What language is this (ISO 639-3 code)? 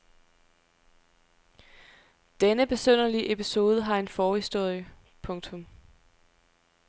dan